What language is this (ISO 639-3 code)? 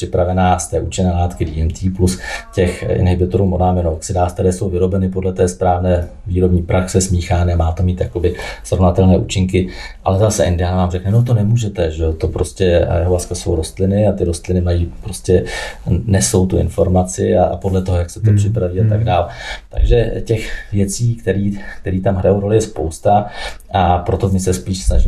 ces